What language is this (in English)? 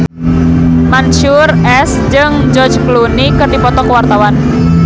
Sundanese